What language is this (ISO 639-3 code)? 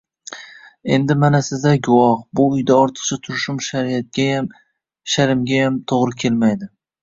uzb